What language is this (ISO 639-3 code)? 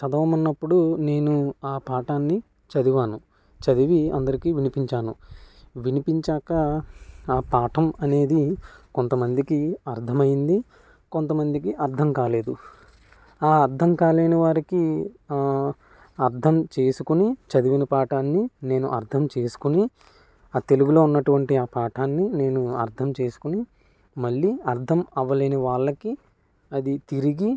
tel